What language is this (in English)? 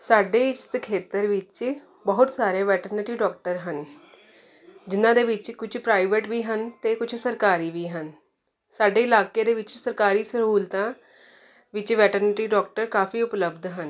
Punjabi